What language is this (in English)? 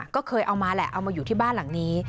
Thai